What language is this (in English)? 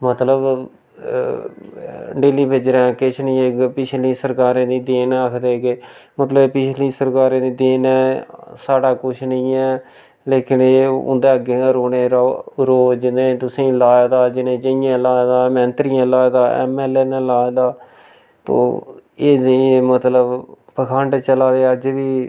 Dogri